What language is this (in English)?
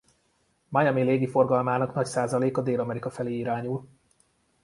Hungarian